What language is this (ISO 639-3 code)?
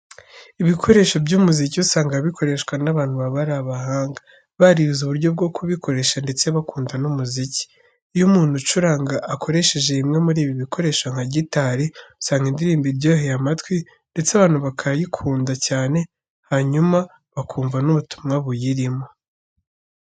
kin